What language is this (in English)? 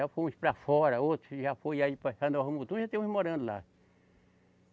Portuguese